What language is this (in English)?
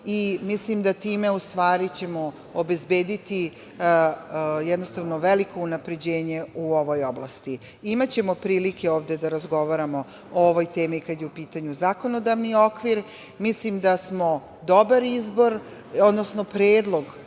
Serbian